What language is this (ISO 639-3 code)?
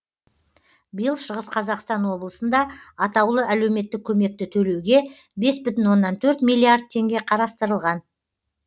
kaz